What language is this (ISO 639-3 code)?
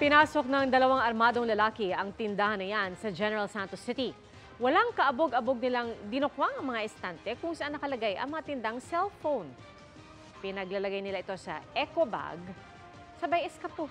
fil